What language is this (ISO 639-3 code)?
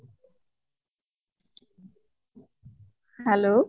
asm